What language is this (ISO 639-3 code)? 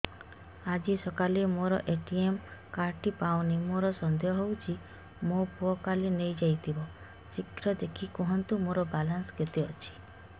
ori